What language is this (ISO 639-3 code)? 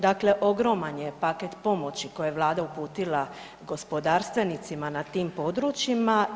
hrv